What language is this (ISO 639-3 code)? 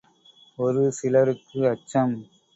tam